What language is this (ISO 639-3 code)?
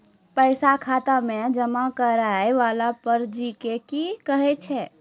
mai